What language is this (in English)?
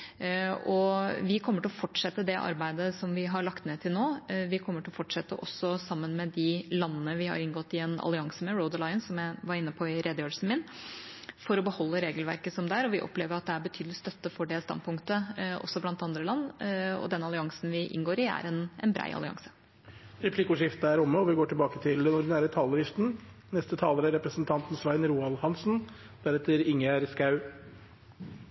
Norwegian